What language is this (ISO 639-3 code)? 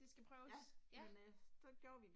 dan